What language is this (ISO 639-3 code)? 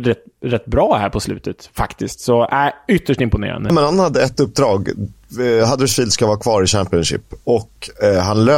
swe